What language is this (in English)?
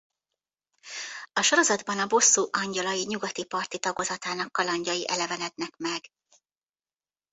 Hungarian